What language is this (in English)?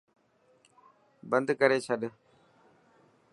Dhatki